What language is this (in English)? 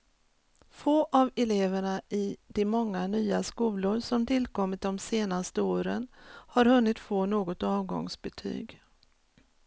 Swedish